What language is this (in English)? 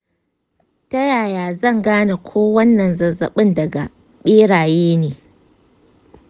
Hausa